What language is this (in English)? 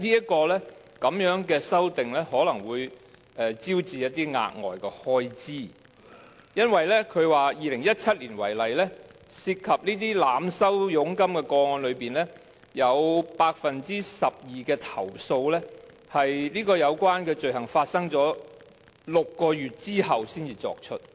Cantonese